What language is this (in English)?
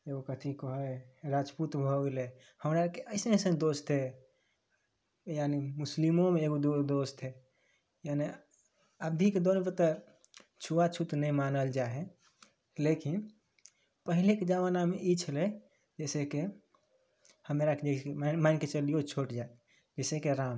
Maithili